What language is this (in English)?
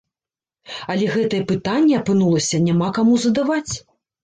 Belarusian